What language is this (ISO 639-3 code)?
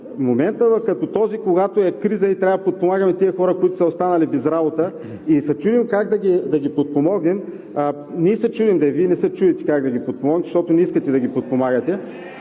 bul